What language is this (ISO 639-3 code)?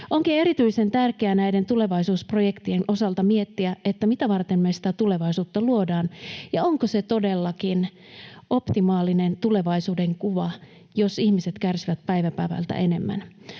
fin